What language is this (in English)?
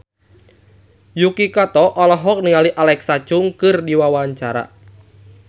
Sundanese